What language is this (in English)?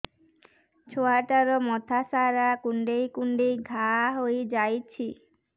Odia